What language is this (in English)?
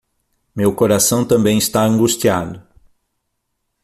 Portuguese